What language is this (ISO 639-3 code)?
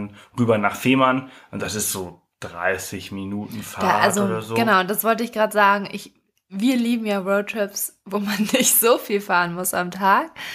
deu